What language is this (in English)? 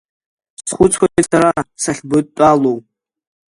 Abkhazian